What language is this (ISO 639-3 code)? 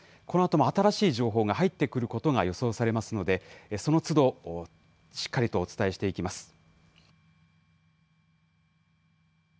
jpn